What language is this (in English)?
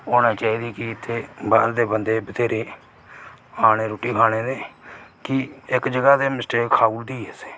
Dogri